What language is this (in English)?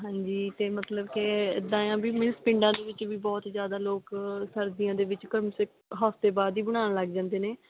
Punjabi